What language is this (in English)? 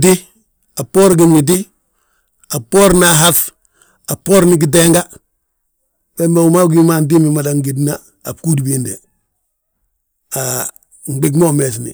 Balanta-Ganja